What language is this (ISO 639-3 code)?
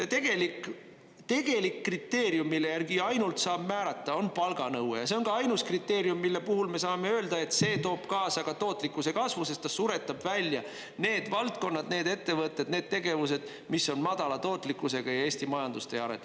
est